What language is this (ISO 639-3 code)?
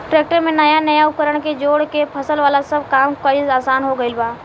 bho